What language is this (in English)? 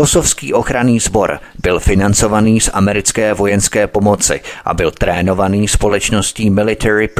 Czech